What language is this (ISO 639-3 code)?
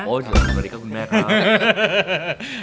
tha